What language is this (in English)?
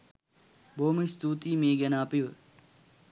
Sinhala